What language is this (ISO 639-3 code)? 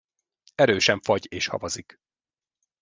hun